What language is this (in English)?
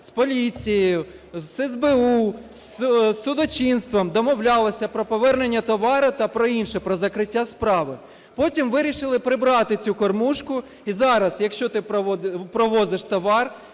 Ukrainian